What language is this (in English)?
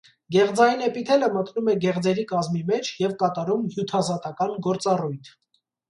Armenian